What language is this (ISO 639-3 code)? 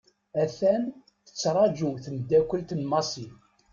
kab